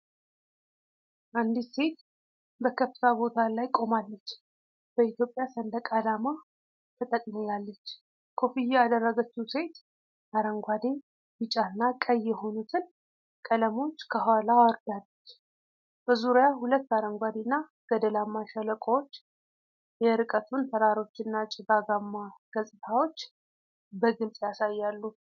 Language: Amharic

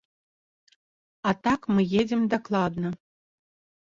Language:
Belarusian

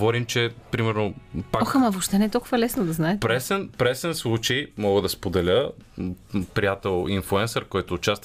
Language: Bulgarian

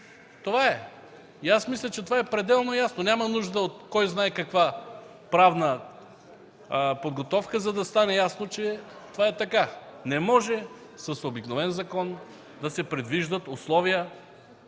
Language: Bulgarian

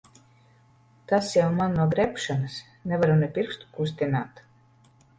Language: Latvian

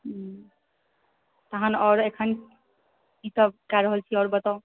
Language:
Maithili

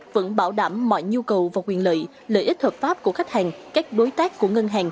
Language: Vietnamese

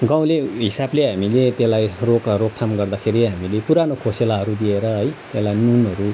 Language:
Nepali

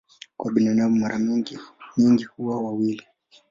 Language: Swahili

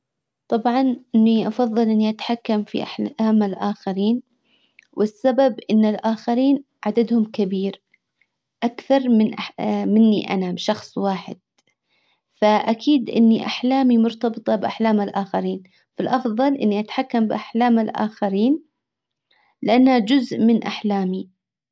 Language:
Hijazi Arabic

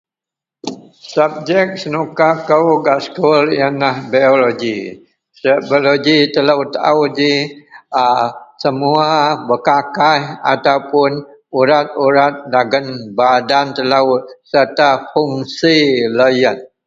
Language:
Central Melanau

